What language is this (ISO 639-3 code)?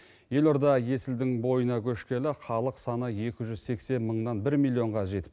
kaz